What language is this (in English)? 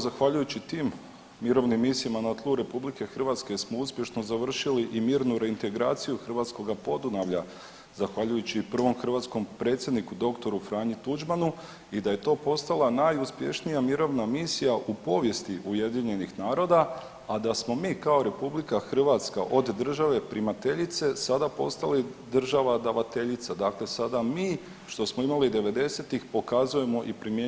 Croatian